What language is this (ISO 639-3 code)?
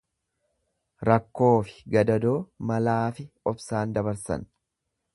orm